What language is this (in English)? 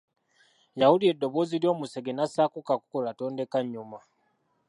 Ganda